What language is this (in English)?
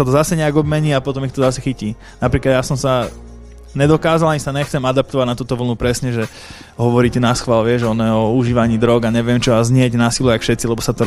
Slovak